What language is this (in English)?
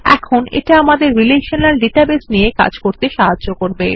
Bangla